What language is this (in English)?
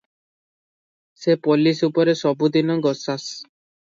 Odia